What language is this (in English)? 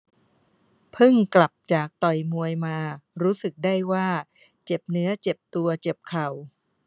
Thai